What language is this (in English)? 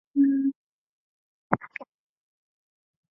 Chinese